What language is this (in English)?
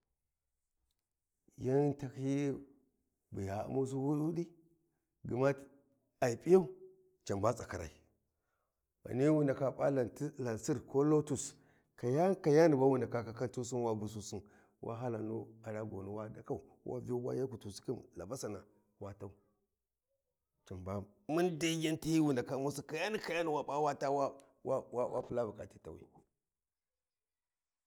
Warji